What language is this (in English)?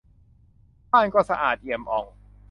Thai